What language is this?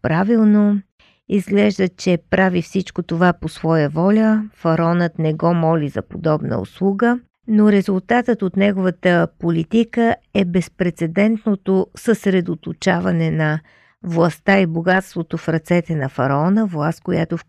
Bulgarian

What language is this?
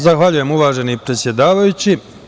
Serbian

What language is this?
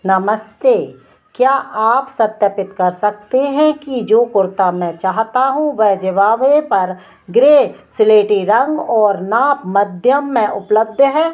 Hindi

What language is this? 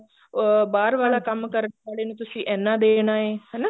Punjabi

